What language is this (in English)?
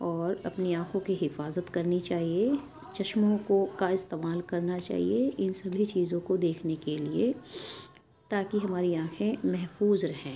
Urdu